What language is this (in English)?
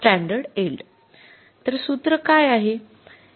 Marathi